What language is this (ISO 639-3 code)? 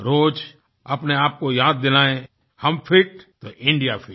hin